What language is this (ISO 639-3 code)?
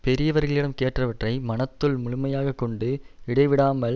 tam